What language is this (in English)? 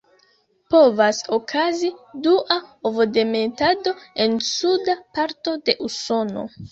Esperanto